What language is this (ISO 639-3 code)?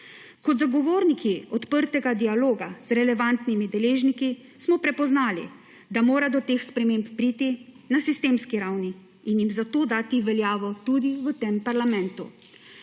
slv